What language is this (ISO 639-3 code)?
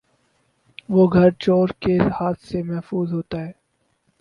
urd